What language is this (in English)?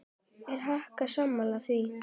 Icelandic